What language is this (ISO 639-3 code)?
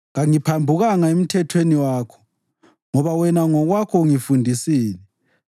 nde